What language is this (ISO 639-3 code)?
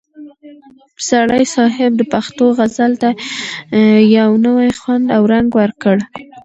pus